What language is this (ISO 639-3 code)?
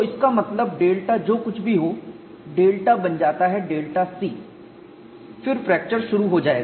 hin